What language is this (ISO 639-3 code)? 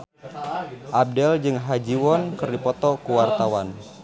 sun